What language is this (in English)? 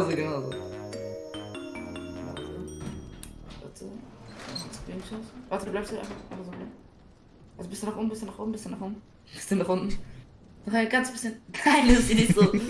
German